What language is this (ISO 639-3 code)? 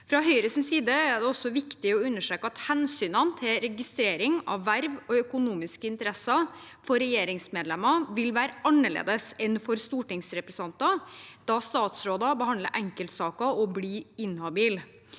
nor